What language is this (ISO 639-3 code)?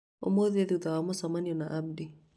kik